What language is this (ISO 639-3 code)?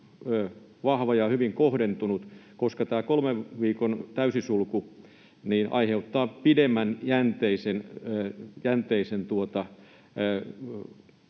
fin